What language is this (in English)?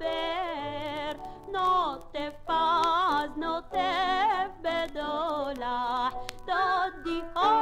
English